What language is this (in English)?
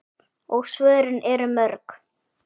Icelandic